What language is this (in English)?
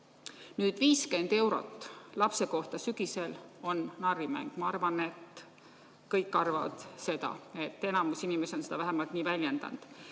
Estonian